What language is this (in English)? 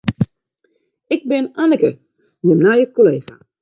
Western Frisian